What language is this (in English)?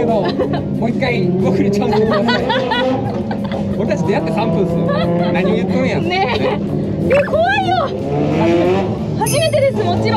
Japanese